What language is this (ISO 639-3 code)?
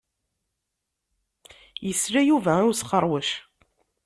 kab